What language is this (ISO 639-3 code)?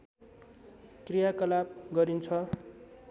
nep